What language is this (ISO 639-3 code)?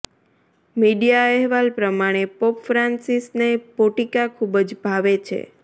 guj